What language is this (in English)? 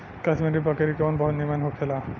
Bhojpuri